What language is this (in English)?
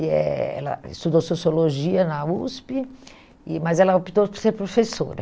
Portuguese